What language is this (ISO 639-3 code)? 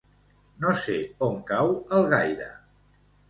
cat